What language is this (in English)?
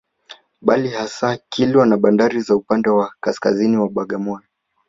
Swahili